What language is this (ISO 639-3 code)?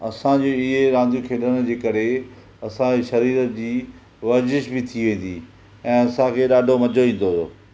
snd